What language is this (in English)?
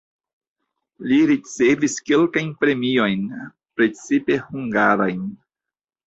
Esperanto